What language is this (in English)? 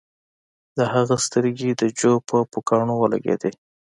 Pashto